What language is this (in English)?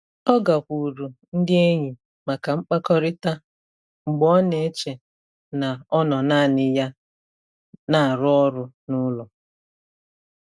Igbo